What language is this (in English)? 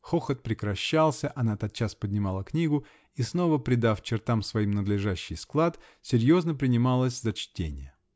Russian